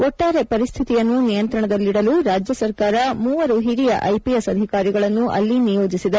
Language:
Kannada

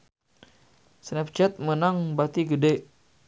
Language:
Sundanese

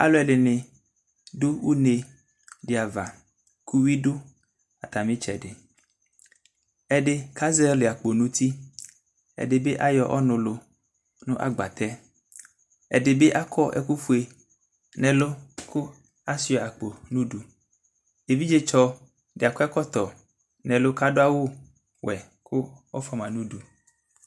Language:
Ikposo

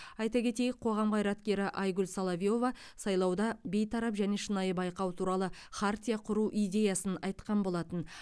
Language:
Kazakh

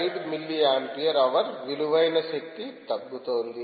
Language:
Telugu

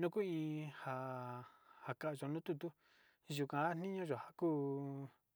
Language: Sinicahua Mixtec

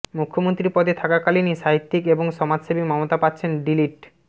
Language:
Bangla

